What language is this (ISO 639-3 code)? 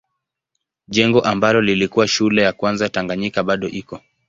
swa